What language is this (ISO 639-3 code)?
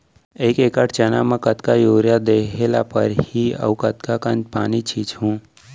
hne